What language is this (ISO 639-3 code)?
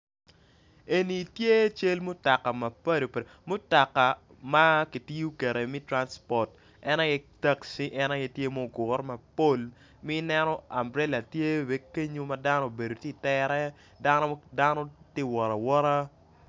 ach